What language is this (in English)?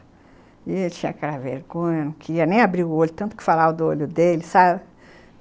Portuguese